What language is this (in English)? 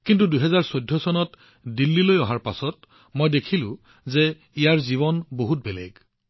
Assamese